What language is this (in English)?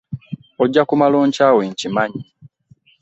Ganda